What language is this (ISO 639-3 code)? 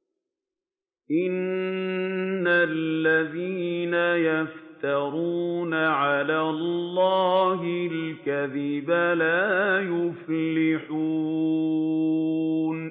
ara